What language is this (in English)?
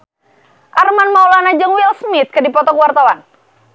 Sundanese